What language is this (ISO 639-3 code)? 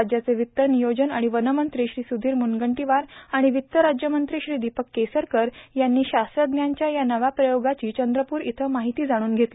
mar